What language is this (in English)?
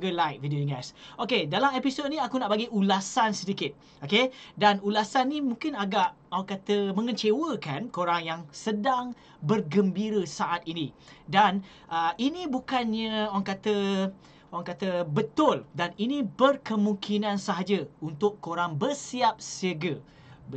Malay